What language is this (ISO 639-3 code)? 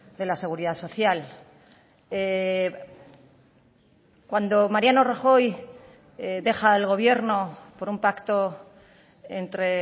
spa